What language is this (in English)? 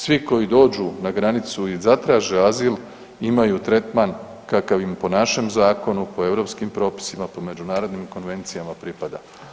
Croatian